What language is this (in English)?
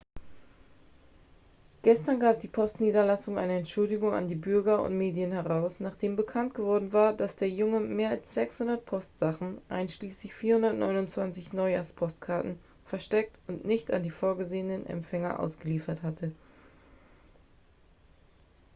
German